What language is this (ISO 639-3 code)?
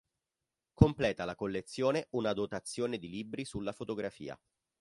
ita